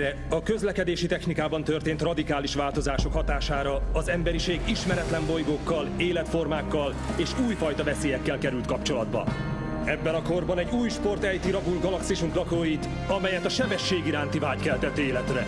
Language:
Hungarian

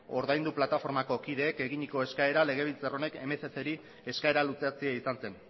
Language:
Basque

